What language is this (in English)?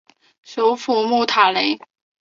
Chinese